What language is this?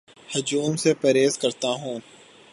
Urdu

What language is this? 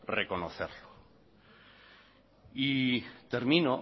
Spanish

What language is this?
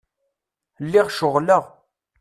Kabyle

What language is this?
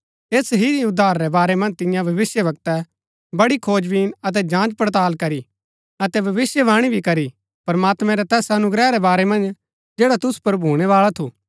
Gaddi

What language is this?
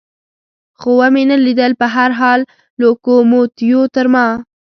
Pashto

